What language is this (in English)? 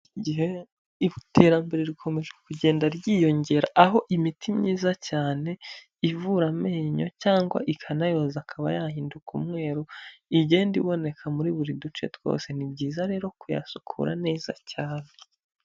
Kinyarwanda